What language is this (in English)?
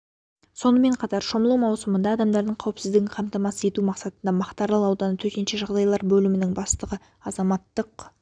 Kazakh